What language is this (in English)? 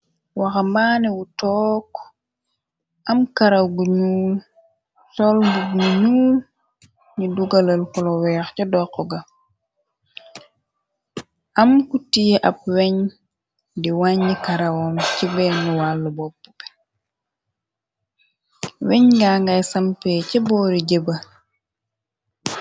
Wolof